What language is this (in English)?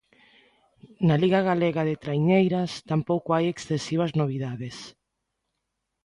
Galician